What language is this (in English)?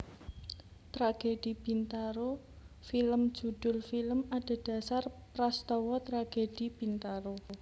Javanese